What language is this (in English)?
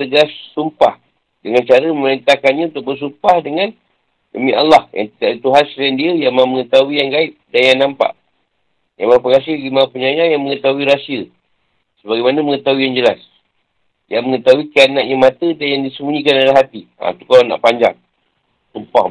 Malay